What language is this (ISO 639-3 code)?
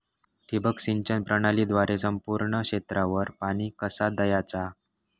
mar